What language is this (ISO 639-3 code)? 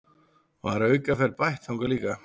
isl